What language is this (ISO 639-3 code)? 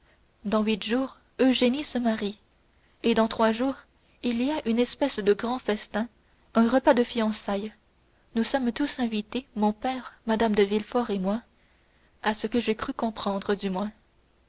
fra